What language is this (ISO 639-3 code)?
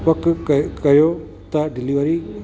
snd